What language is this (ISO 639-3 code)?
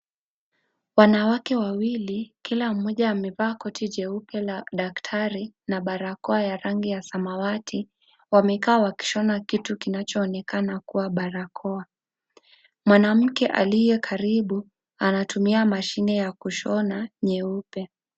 swa